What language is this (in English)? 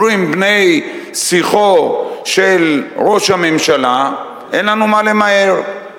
Hebrew